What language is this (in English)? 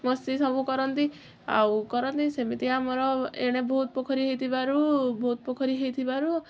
Odia